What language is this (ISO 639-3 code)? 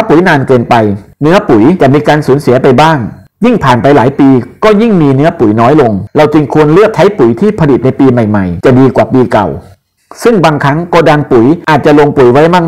tha